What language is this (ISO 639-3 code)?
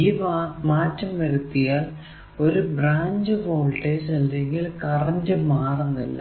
mal